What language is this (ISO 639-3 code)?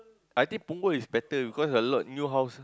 eng